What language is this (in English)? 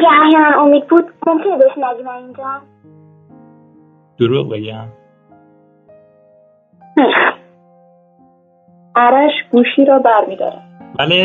Persian